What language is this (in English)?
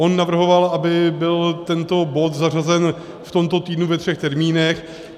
Czech